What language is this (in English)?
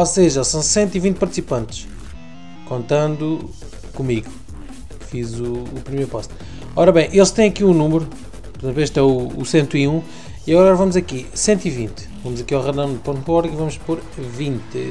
Portuguese